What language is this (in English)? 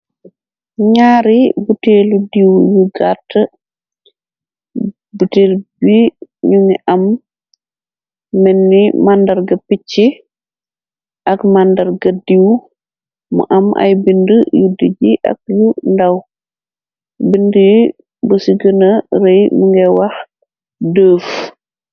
Wolof